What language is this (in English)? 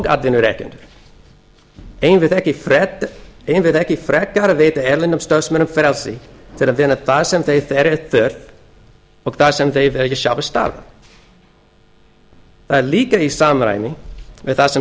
Icelandic